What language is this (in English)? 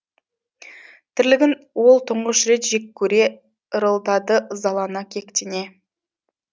Kazakh